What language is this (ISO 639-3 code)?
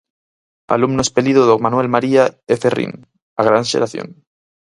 glg